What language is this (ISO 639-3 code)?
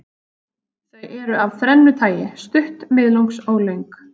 isl